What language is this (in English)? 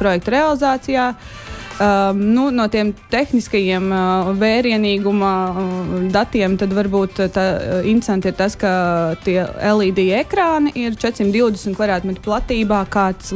Latvian